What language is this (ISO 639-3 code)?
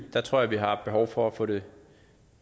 dan